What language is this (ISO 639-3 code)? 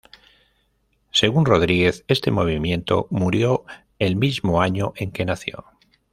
spa